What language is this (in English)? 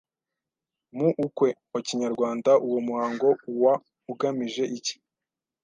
Kinyarwanda